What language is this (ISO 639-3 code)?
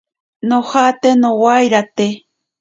prq